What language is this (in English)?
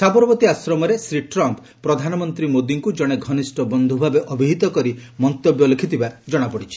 Odia